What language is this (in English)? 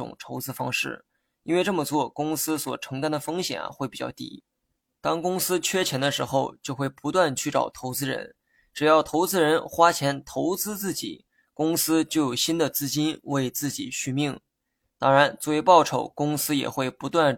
Chinese